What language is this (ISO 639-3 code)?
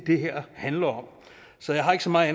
dan